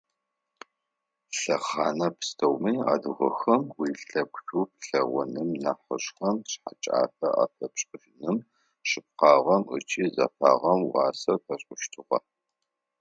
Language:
Adyghe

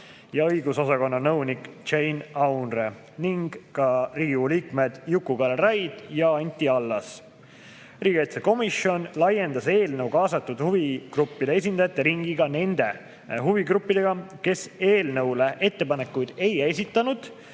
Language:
Estonian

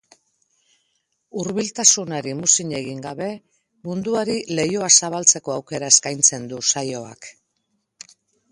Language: Basque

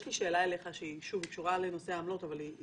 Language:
Hebrew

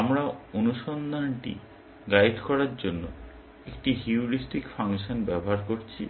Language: Bangla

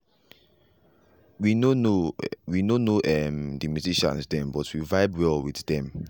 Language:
Nigerian Pidgin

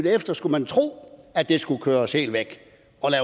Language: Danish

